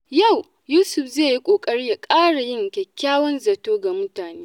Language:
Hausa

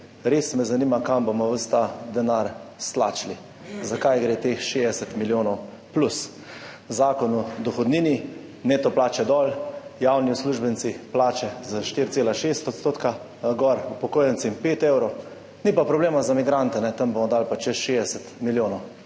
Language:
Slovenian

